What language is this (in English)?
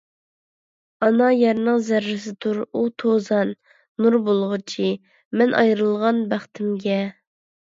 Uyghur